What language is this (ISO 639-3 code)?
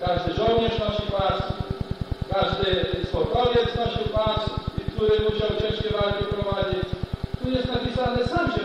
pol